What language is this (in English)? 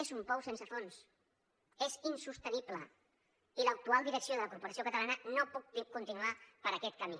Catalan